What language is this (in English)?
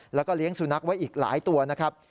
Thai